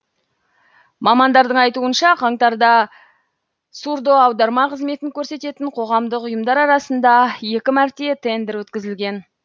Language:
Kazakh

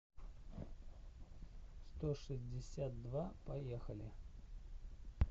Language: Russian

